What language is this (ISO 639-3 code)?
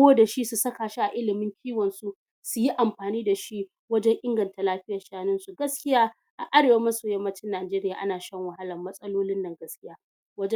hau